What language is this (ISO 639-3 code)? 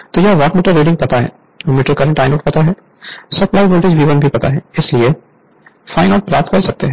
hin